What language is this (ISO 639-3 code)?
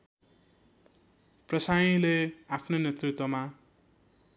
nep